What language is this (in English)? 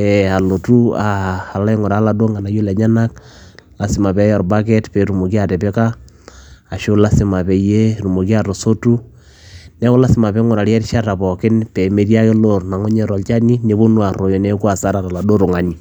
Masai